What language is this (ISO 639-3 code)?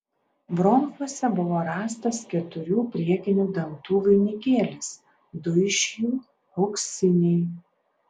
lit